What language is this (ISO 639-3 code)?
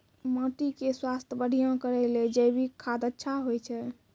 mai